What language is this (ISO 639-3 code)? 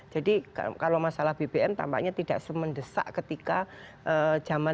ind